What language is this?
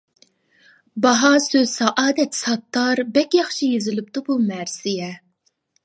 Uyghur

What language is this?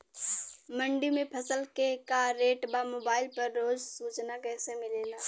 Bhojpuri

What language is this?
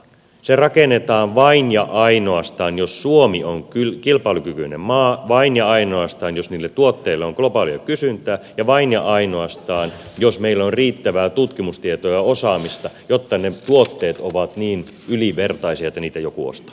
Finnish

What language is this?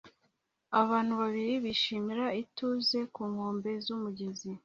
Kinyarwanda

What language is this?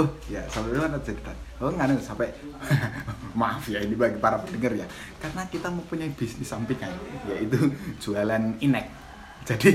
Indonesian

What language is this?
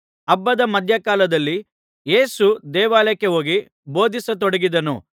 Kannada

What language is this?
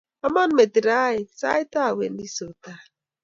Kalenjin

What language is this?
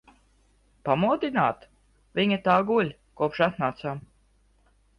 Latvian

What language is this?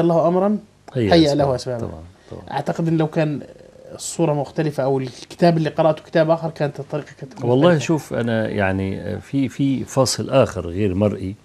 Arabic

